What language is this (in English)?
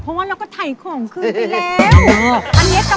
Thai